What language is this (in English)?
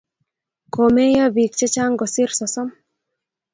Kalenjin